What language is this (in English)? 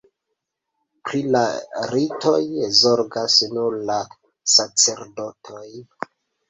Esperanto